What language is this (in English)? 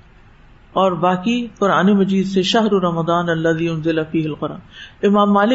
Urdu